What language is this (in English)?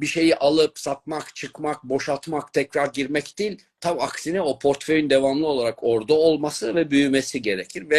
Turkish